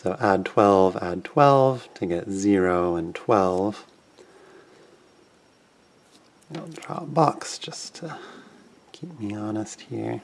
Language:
English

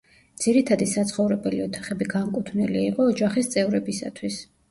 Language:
Georgian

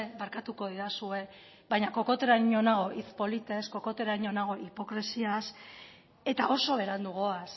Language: Basque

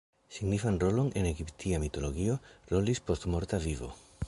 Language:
Esperanto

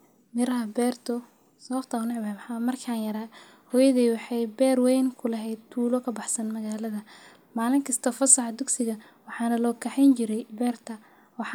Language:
Somali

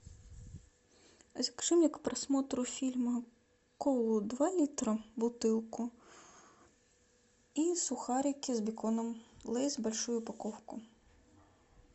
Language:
Russian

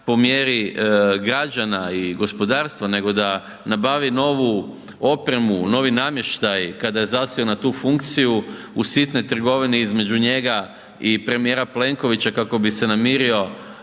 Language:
Croatian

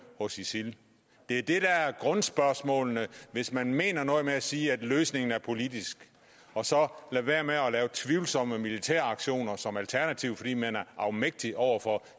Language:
Danish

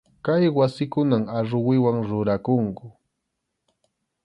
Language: Arequipa-La Unión Quechua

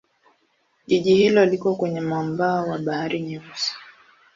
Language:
Swahili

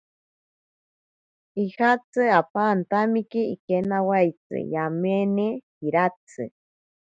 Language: Ashéninka Perené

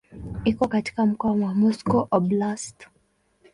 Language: Swahili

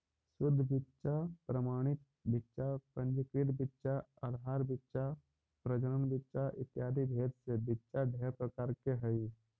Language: Magahi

